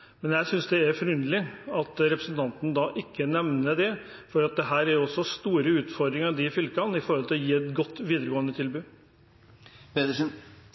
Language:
Norwegian Bokmål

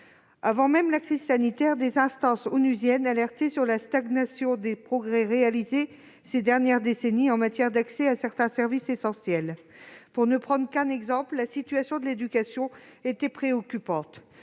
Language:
French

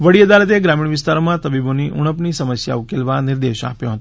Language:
Gujarati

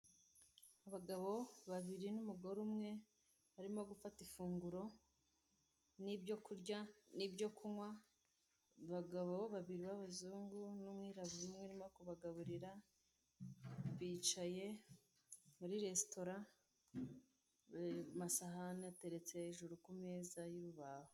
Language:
Kinyarwanda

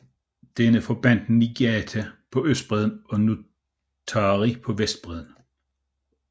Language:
Danish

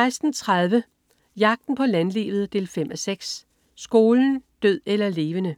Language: Danish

